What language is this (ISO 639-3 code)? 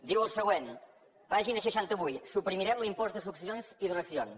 cat